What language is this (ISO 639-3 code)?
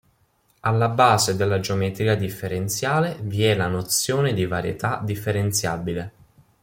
ita